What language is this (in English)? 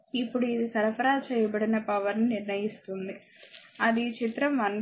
Telugu